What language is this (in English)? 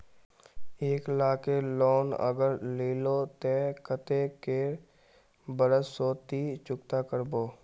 Magahi